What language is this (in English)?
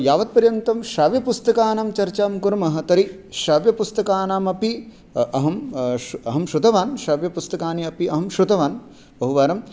Sanskrit